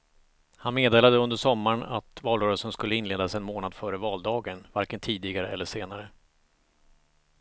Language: Swedish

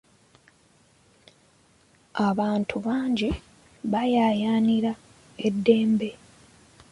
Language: Ganda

